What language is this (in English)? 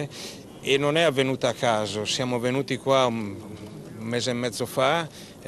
Italian